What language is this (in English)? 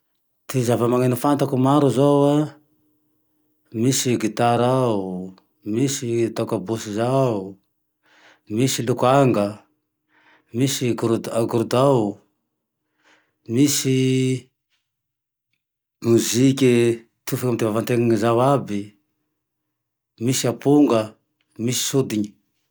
Tandroy-Mahafaly Malagasy